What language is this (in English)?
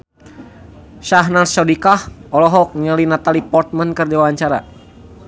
Sundanese